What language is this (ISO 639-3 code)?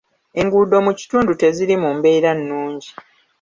lug